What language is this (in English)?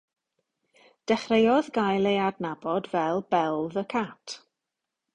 Welsh